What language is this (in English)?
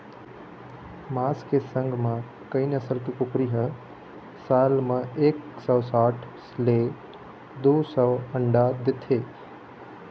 Chhattisgarhi